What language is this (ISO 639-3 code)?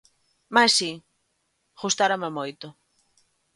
glg